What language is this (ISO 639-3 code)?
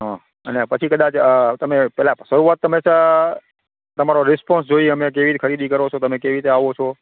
guj